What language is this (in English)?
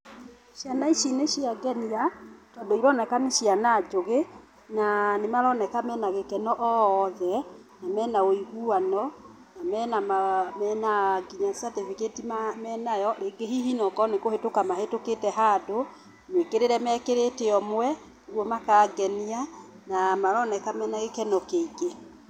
Kikuyu